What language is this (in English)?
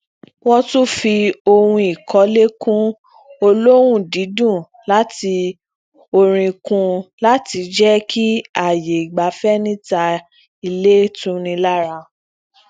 Yoruba